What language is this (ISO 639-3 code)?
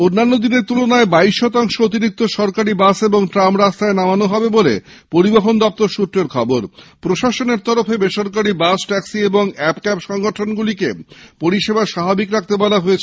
ben